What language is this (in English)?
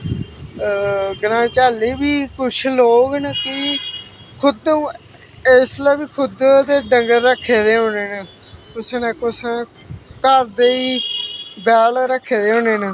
Dogri